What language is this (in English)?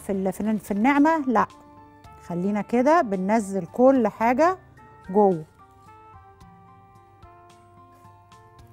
Arabic